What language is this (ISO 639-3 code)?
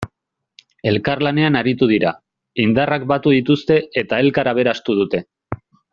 eus